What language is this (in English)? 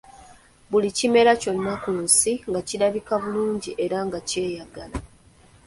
Ganda